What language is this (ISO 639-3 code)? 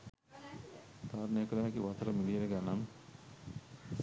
sin